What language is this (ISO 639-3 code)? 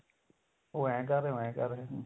pan